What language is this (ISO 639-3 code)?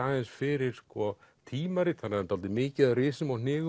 isl